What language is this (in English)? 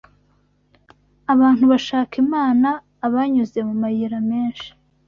Kinyarwanda